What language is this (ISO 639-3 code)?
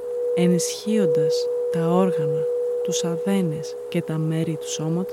ell